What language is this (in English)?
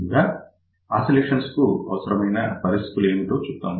Telugu